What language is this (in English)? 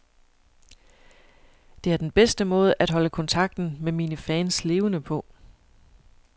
Danish